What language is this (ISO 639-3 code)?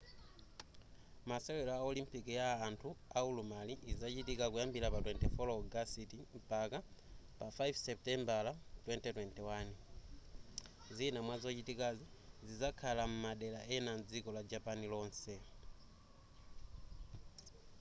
nya